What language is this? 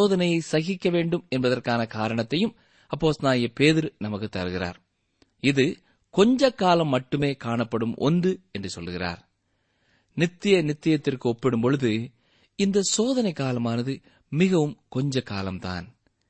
Tamil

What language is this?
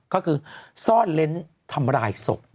Thai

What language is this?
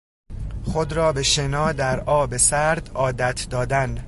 Persian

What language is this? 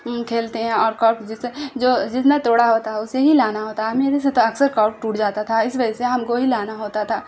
Urdu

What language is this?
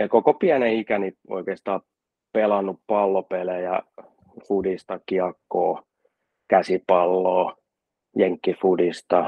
Finnish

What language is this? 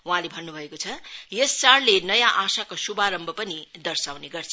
Nepali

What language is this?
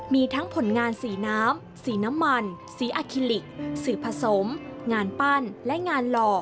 Thai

